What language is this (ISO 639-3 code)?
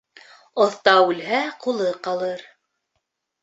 bak